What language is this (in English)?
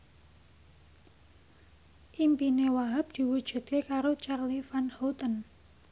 Javanese